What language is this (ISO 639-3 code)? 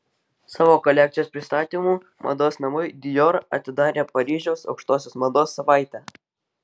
lit